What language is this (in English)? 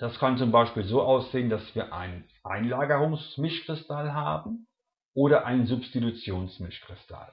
German